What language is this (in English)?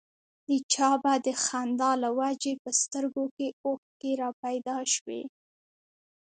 Pashto